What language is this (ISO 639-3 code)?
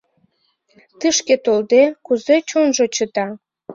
chm